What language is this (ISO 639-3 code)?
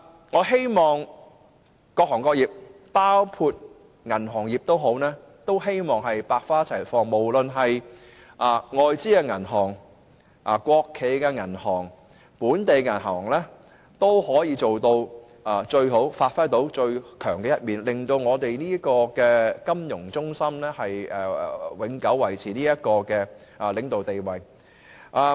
yue